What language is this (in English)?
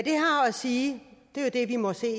Danish